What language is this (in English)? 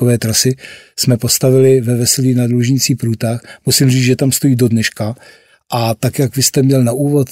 Czech